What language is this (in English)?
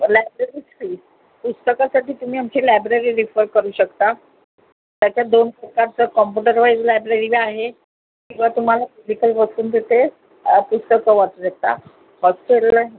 Marathi